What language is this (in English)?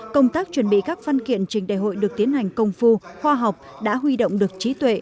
Vietnamese